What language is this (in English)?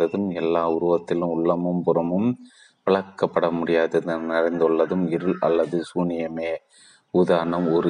Tamil